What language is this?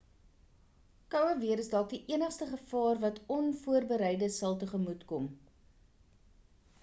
Afrikaans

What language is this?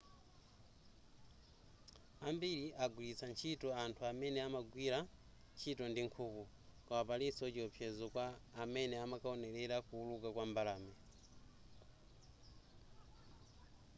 Nyanja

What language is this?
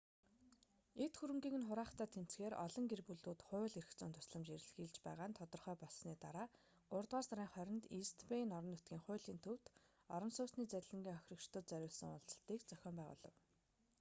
Mongolian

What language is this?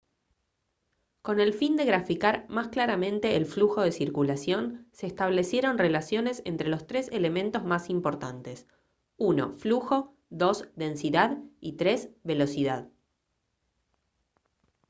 Spanish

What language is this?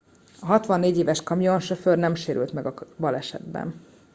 Hungarian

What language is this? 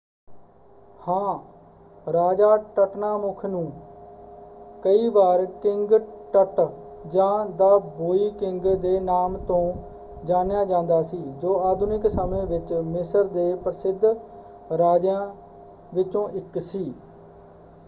Punjabi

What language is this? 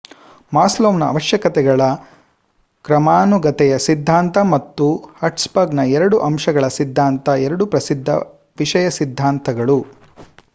Kannada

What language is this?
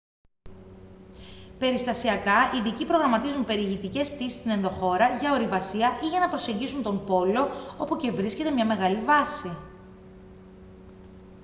Greek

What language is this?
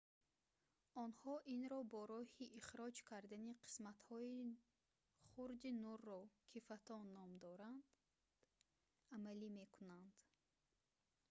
Tajik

